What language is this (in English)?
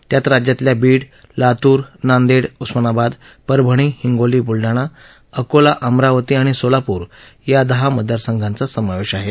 Marathi